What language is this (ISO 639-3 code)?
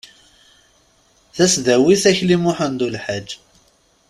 kab